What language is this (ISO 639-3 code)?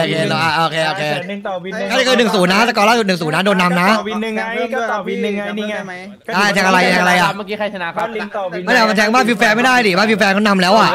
tha